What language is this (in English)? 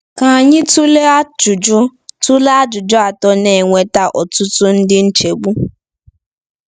Igbo